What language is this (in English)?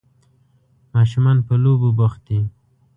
Pashto